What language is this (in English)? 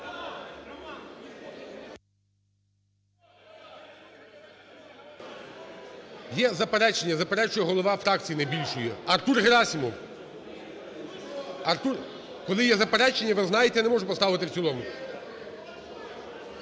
Ukrainian